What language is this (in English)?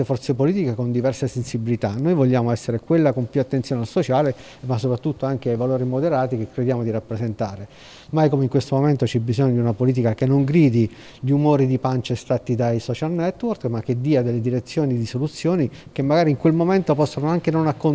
Italian